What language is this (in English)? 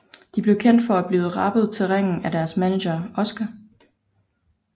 Danish